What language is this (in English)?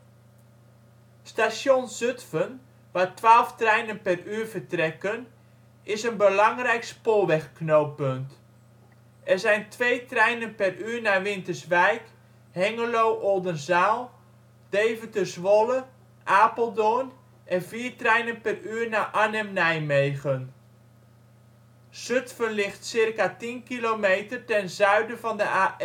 Dutch